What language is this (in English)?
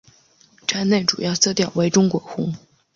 Chinese